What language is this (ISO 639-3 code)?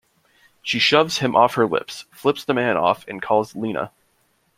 eng